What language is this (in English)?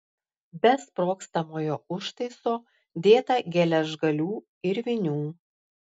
Lithuanian